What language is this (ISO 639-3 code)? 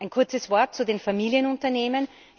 deu